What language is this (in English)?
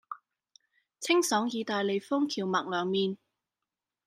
Cantonese